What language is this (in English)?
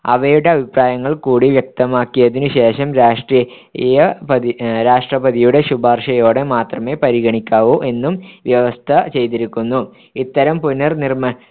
Malayalam